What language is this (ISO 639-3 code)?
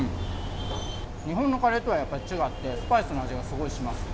jpn